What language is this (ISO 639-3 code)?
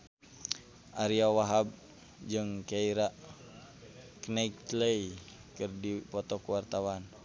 sun